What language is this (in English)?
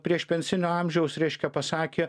Lithuanian